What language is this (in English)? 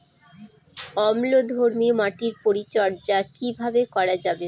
Bangla